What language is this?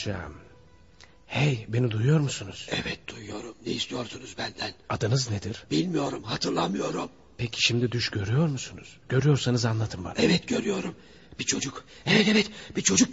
Turkish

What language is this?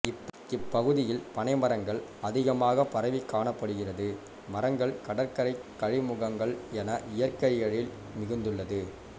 Tamil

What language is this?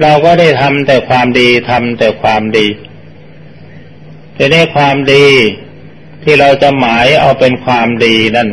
Thai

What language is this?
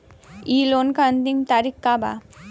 Bhojpuri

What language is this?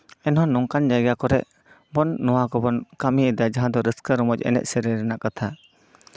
Santali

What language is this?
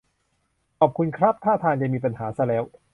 Thai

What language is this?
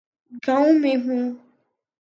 Urdu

